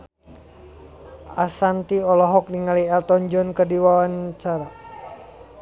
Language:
Sundanese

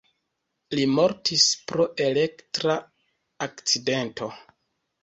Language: Esperanto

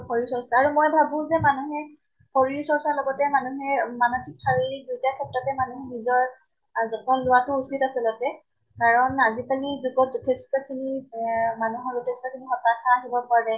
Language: Assamese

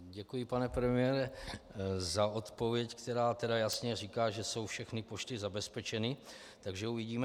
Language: Czech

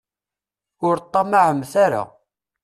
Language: Kabyle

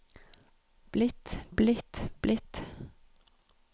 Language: Norwegian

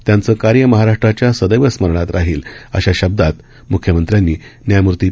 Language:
Marathi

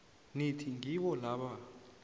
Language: South Ndebele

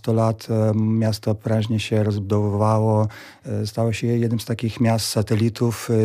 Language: Polish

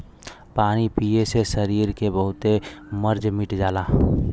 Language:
Bhojpuri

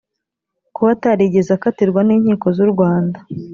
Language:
Kinyarwanda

